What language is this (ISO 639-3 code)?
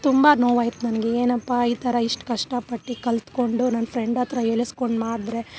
kan